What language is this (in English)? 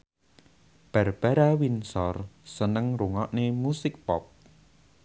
Javanese